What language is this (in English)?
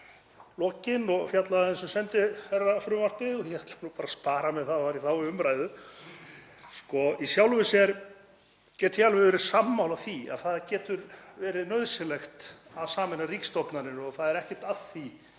Icelandic